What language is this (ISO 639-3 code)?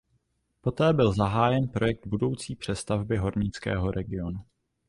ces